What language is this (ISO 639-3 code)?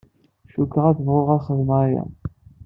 kab